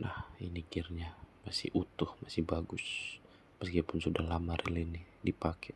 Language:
Indonesian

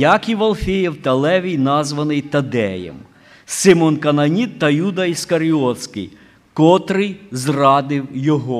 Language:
Ukrainian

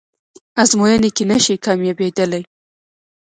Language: Pashto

